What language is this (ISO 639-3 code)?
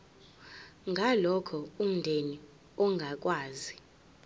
zul